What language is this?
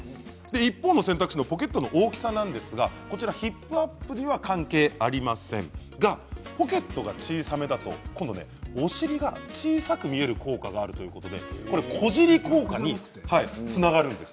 Japanese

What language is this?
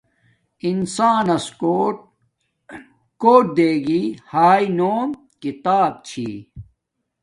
Domaaki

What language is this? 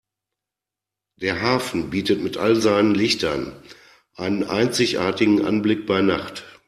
German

